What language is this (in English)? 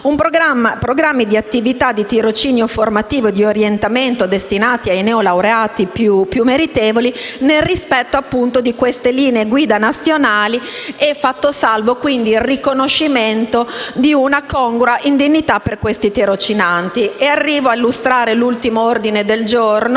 Italian